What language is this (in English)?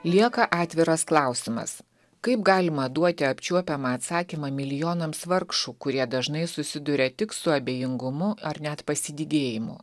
Lithuanian